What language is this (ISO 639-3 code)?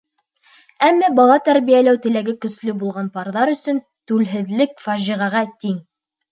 bak